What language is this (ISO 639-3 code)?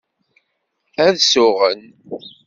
kab